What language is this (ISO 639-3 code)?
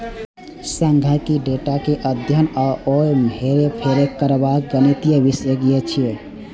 mai